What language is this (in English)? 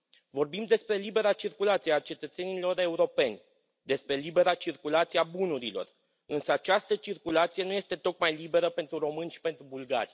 Romanian